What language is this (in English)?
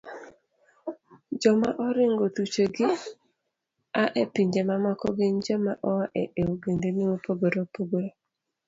Luo (Kenya and Tanzania)